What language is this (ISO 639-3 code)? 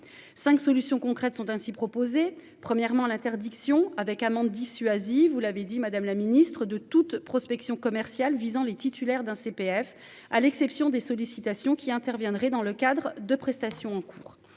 fra